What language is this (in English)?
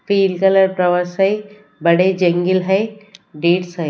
Hindi